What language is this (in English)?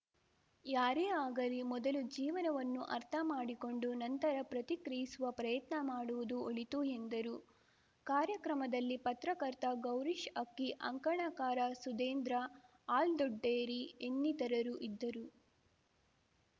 Kannada